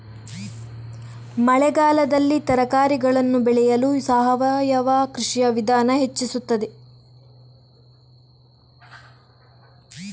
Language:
Kannada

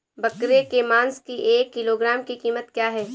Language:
Hindi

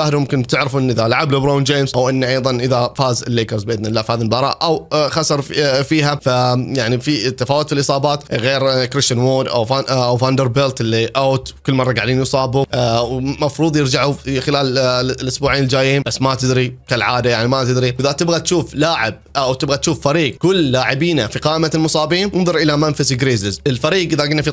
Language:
Arabic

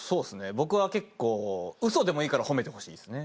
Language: Japanese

